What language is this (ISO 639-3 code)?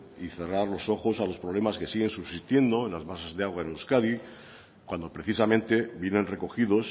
spa